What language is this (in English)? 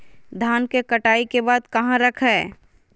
Magahi